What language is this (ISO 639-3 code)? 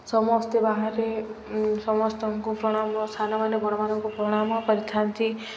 ori